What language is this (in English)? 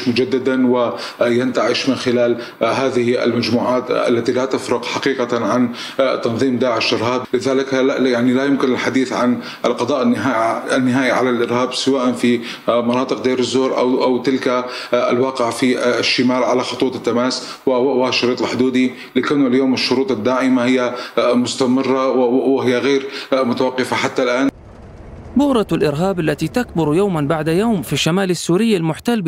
Arabic